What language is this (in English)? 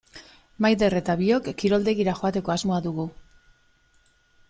Basque